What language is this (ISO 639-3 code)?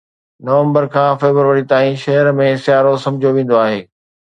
snd